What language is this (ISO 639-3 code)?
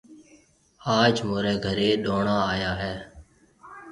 mve